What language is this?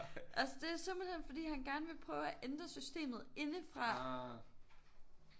Danish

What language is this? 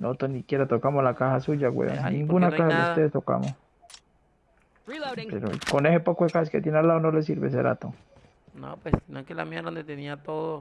Spanish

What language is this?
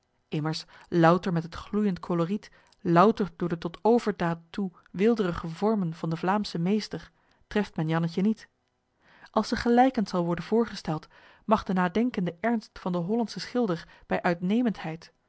Dutch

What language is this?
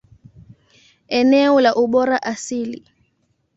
Swahili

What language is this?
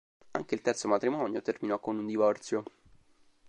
Italian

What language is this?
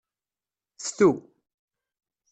Kabyle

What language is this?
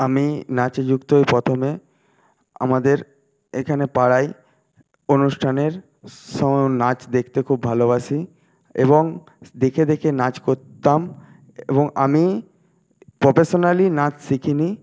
Bangla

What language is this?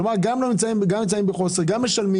Hebrew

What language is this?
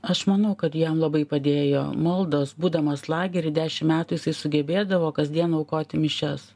Lithuanian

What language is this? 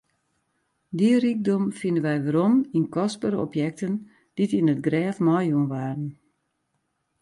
Western Frisian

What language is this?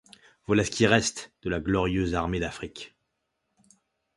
French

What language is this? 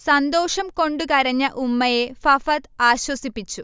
Malayalam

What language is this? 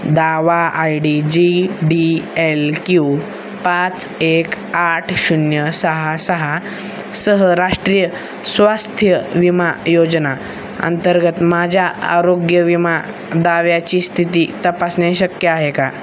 Marathi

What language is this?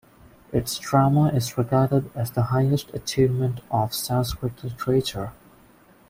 English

